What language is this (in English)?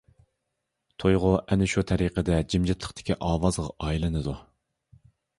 Uyghur